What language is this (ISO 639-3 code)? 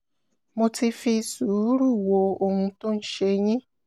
yor